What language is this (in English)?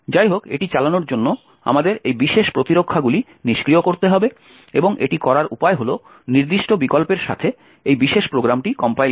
Bangla